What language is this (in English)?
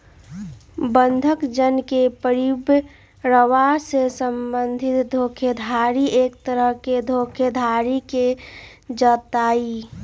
Magahi